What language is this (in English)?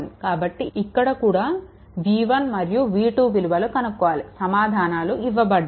Telugu